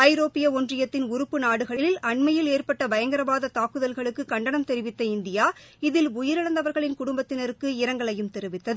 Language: Tamil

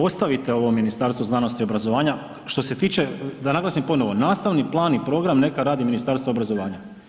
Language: Croatian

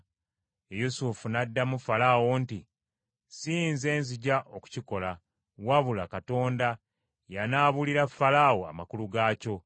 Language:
Ganda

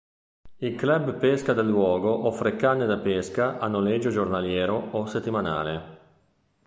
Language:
Italian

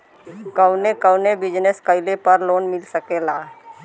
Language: Bhojpuri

